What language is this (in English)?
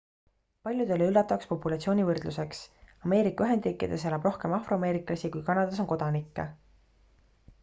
Estonian